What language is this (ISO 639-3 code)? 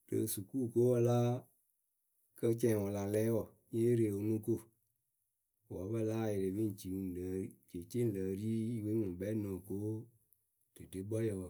keu